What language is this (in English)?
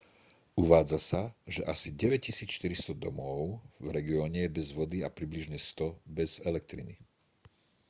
Slovak